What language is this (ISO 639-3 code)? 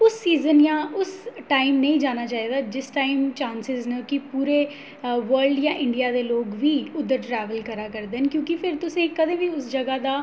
doi